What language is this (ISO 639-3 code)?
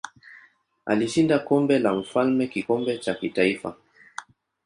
swa